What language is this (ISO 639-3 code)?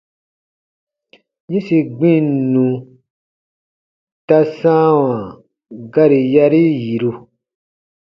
bba